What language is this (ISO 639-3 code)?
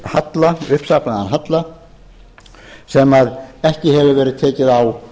isl